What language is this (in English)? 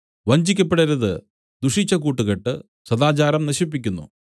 Malayalam